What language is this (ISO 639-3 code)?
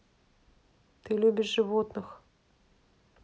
rus